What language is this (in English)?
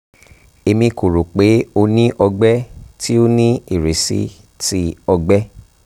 Yoruba